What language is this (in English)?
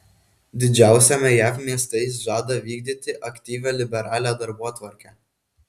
Lithuanian